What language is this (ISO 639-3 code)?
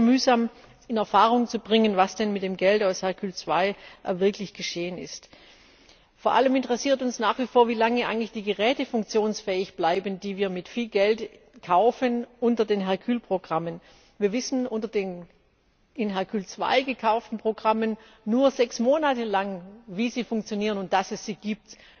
deu